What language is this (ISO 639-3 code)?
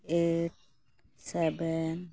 sat